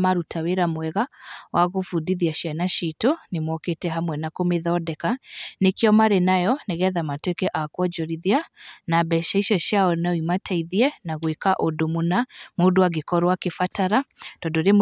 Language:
Kikuyu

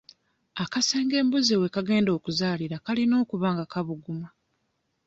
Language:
Ganda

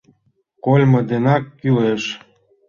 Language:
Mari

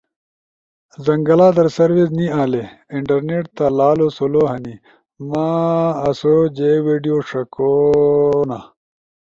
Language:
Ushojo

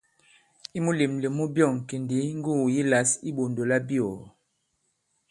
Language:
Bankon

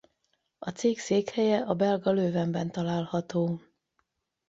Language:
Hungarian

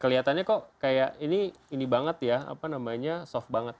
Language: Indonesian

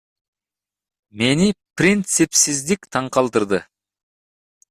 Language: Kyrgyz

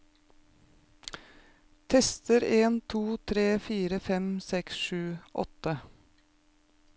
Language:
Norwegian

